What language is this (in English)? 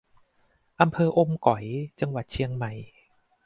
Thai